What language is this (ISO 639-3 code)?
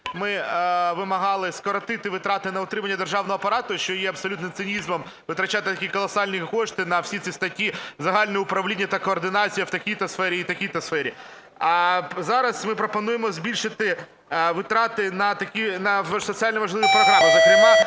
ukr